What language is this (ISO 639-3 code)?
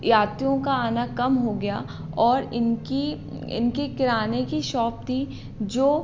hin